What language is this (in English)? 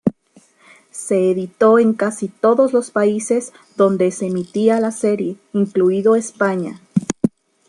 Spanish